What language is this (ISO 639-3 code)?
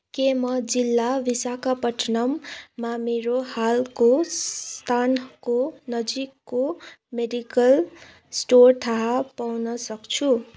nep